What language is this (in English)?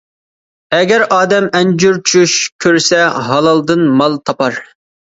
Uyghur